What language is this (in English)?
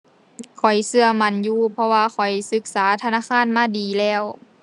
Thai